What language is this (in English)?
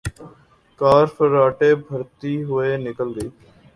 Urdu